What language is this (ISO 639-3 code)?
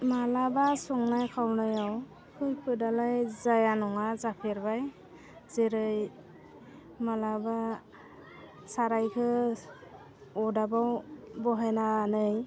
brx